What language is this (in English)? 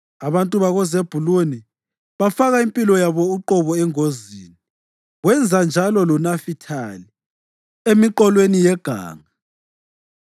North Ndebele